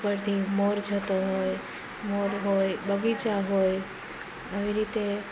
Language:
Gujarati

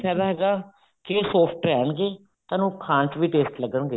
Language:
Punjabi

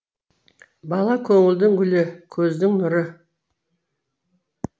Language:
Kazakh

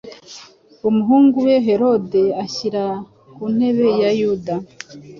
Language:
Kinyarwanda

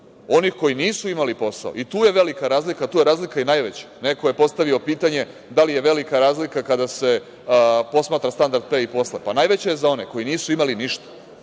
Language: Serbian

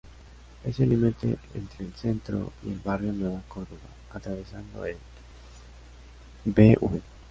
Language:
Spanish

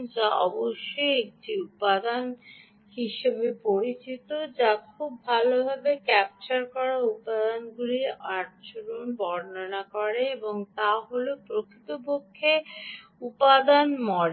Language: Bangla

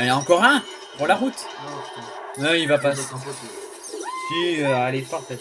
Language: French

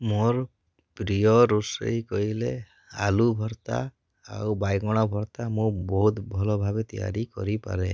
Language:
Odia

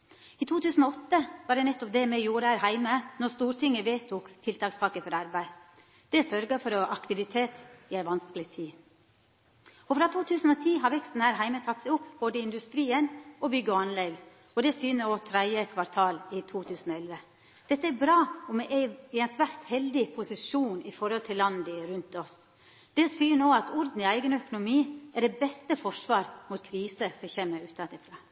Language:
Norwegian Nynorsk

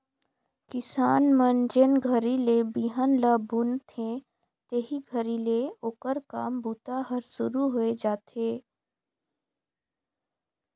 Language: Chhattisgarhi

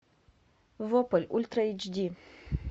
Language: Russian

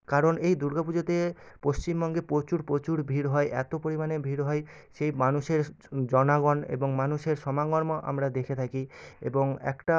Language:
Bangla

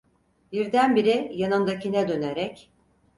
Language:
Turkish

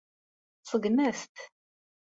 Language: Kabyle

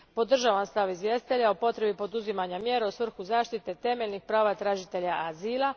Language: Croatian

